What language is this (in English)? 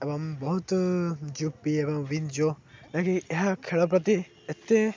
Odia